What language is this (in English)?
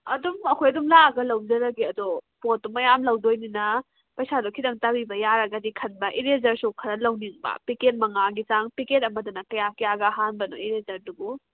Manipuri